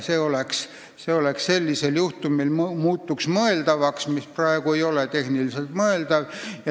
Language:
Estonian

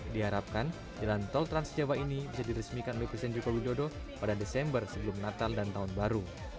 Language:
Indonesian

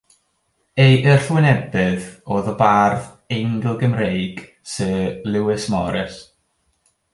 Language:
Welsh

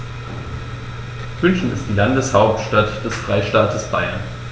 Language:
German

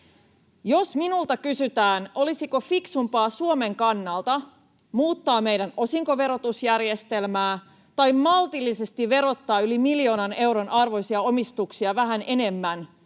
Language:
Finnish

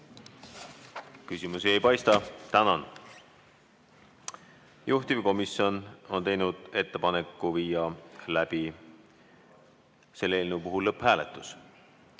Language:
Estonian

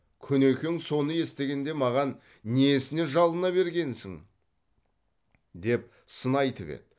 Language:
Kazakh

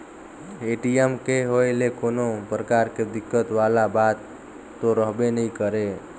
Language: Chhattisgarhi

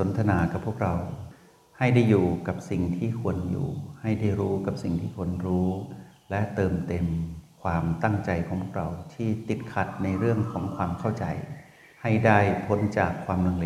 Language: Thai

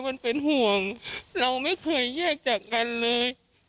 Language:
Thai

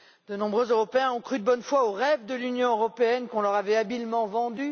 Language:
French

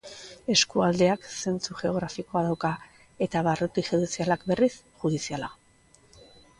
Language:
Basque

